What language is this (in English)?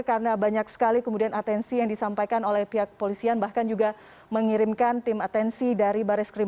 Indonesian